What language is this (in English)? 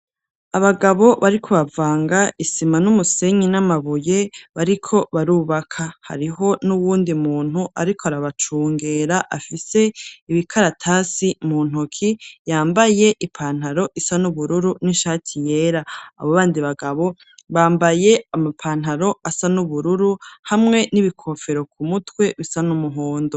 Rundi